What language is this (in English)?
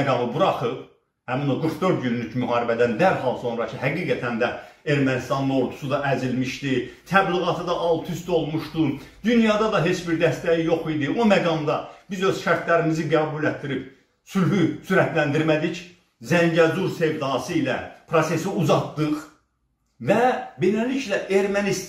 Turkish